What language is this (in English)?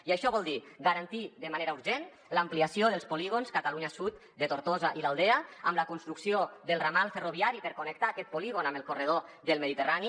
Catalan